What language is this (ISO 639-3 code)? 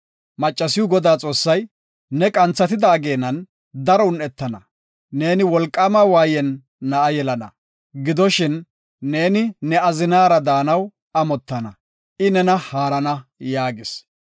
gof